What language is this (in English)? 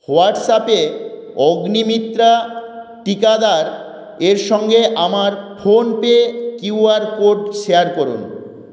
Bangla